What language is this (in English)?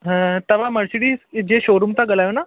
Sindhi